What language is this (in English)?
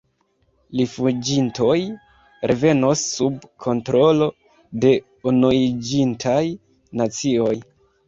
Esperanto